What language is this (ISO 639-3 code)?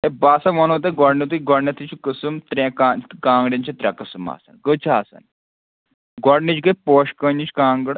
kas